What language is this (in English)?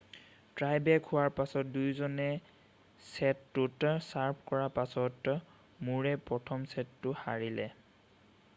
Assamese